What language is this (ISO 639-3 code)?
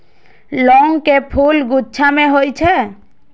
mai